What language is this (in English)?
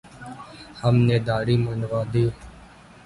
Urdu